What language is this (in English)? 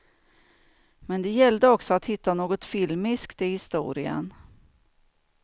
Swedish